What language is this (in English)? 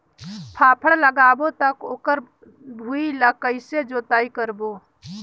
Chhattisgarhi